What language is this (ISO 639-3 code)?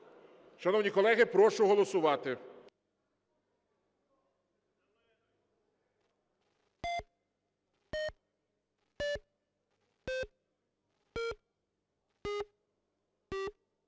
ukr